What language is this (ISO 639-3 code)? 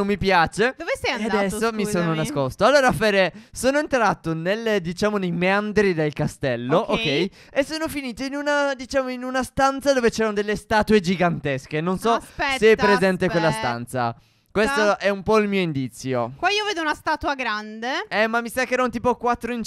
ita